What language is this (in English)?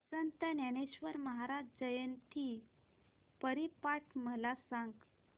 Marathi